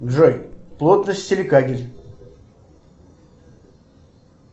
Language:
Russian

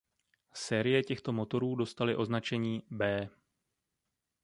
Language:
Czech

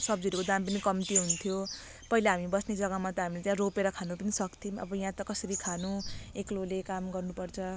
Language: Nepali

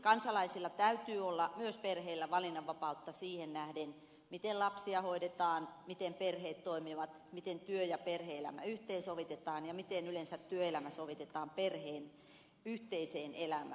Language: Finnish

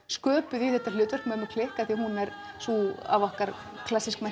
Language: Icelandic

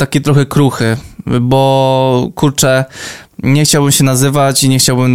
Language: Polish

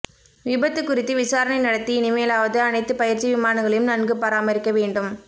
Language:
Tamil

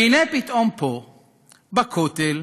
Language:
Hebrew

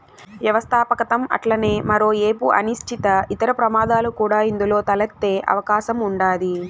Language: Telugu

